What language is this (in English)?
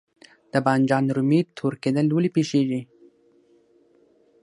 Pashto